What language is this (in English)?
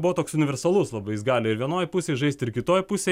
Lithuanian